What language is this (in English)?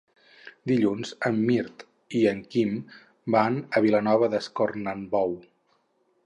Catalan